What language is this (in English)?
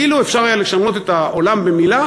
Hebrew